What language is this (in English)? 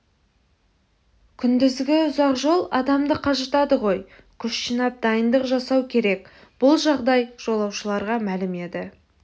Kazakh